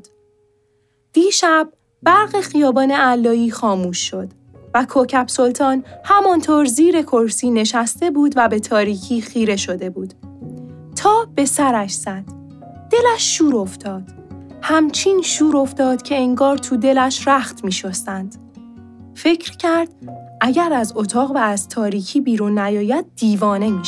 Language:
Persian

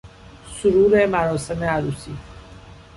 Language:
Persian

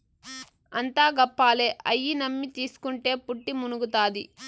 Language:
Telugu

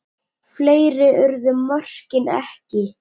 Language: Icelandic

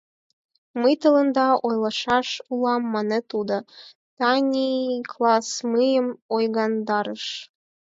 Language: Mari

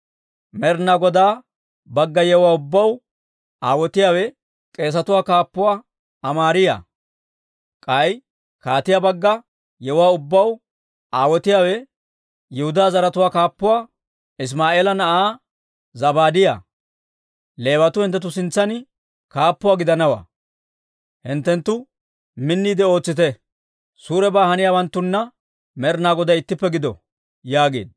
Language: Dawro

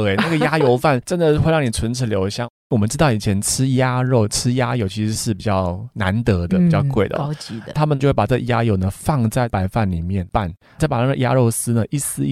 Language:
Chinese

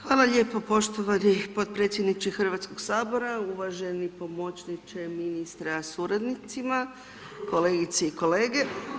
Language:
Croatian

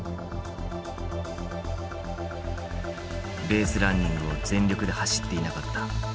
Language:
Japanese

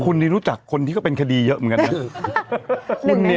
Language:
Thai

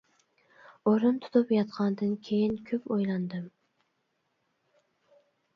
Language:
Uyghur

